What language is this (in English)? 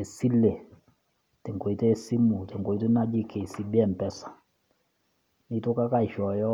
Masai